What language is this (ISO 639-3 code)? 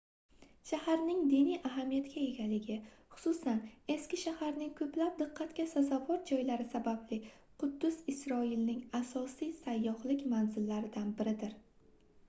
uzb